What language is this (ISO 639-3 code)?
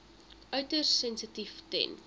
afr